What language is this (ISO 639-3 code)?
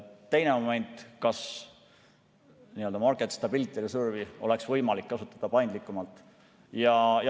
est